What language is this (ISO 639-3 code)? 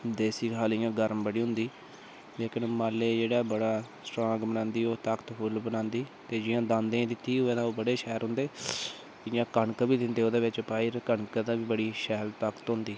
doi